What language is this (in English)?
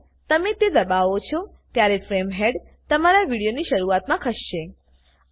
Gujarati